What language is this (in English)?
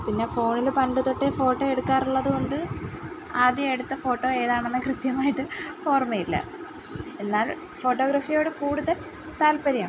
Malayalam